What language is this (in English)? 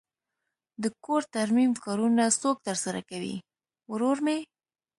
Pashto